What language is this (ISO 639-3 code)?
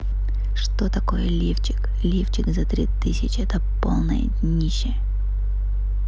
rus